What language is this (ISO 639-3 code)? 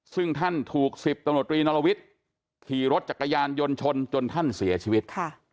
tha